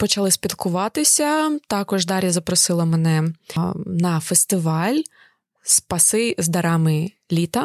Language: Ukrainian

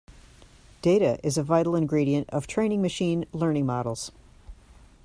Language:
English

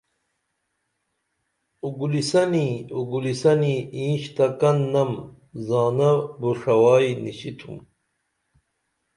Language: Dameli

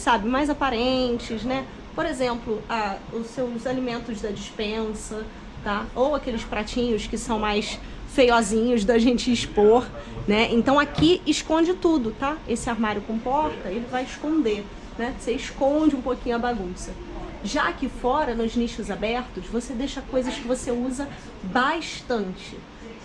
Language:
Portuguese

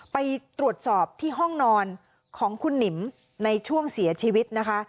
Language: Thai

